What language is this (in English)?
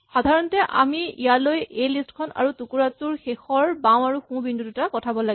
Assamese